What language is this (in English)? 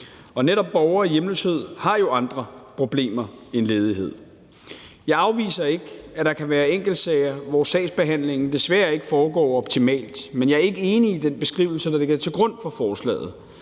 Danish